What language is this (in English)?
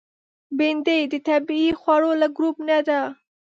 Pashto